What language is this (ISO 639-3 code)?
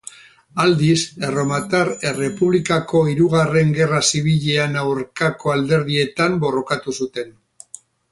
eus